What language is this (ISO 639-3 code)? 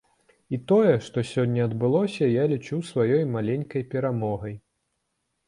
bel